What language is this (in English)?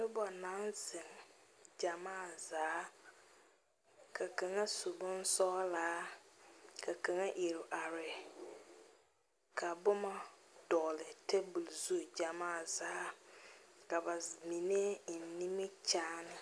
Southern Dagaare